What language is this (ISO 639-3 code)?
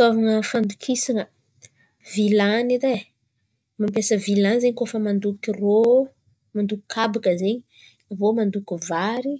xmv